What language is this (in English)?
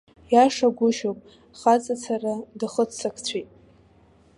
Abkhazian